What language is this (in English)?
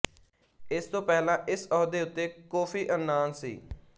Punjabi